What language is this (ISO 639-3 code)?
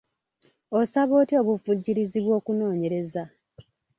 lug